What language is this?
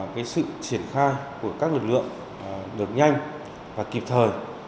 Vietnamese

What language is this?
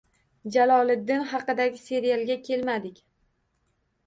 Uzbek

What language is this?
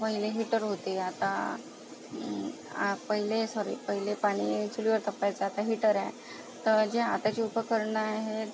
Marathi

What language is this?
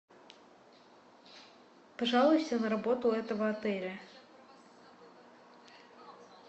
Russian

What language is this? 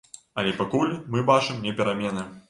Belarusian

